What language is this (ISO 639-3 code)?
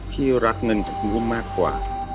tha